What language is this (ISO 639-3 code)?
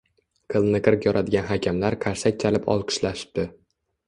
uzb